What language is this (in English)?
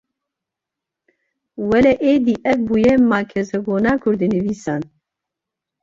Kurdish